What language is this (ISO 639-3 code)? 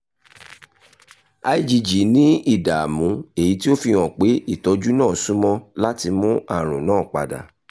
yor